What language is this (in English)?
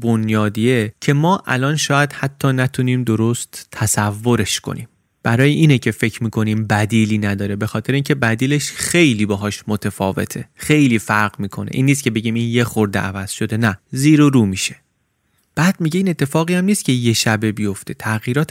Persian